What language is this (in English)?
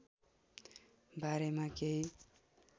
Nepali